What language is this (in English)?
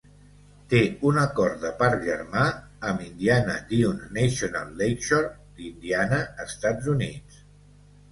Catalan